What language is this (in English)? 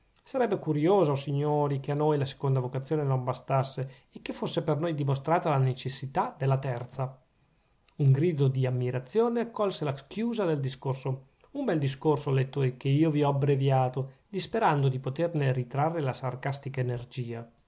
Italian